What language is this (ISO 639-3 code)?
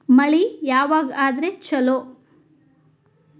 kan